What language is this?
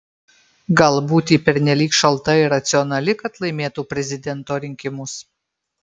Lithuanian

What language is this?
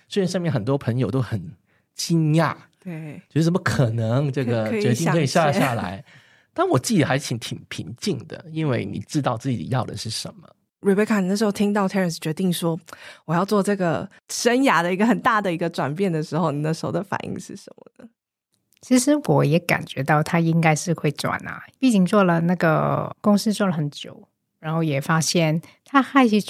Chinese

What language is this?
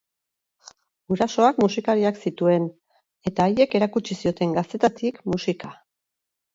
Basque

